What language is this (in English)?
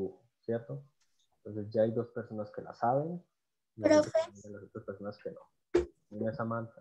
Spanish